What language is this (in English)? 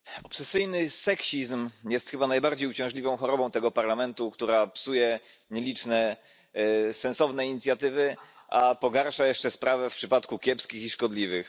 Polish